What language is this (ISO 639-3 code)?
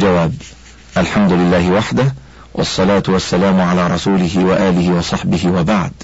ara